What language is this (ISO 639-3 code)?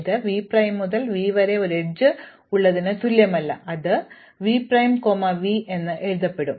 mal